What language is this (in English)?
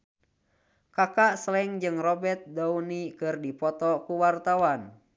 Sundanese